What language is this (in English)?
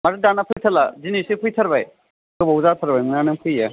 Bodo